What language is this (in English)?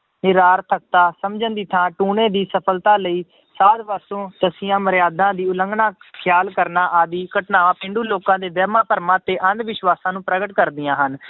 Punjabi